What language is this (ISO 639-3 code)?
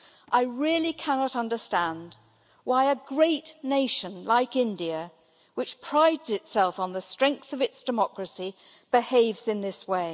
eng